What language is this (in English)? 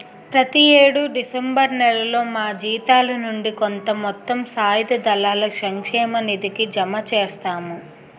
Telugu